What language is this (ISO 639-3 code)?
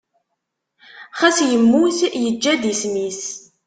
kab